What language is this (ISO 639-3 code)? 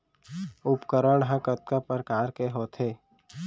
hne